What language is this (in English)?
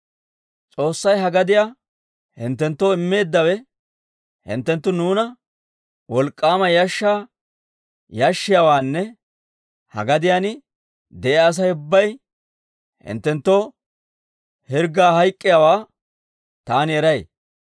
Dawro